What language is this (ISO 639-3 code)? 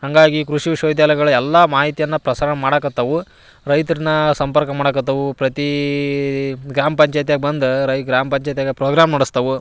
kan